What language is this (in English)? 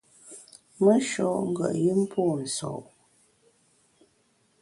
Bamun